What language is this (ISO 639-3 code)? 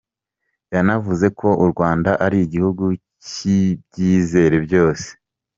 kin